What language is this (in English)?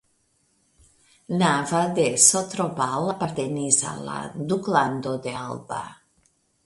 Esperanto